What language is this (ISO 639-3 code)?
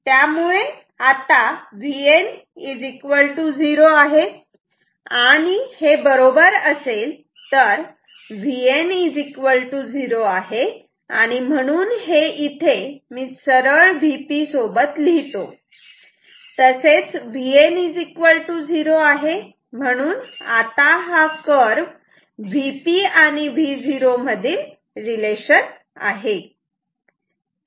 mar